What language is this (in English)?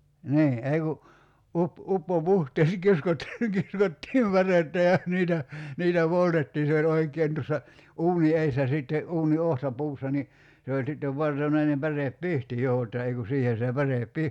Finnish